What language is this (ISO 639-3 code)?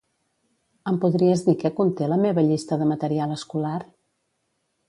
cat